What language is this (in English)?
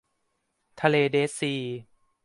Thai